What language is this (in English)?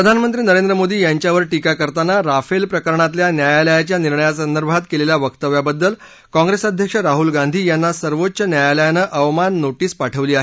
Marathi